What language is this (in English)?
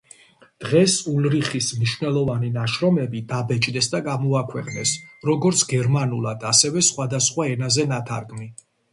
Georgian